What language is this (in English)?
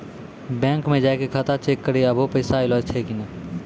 Maithili